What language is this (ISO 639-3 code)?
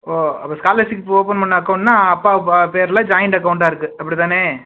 tam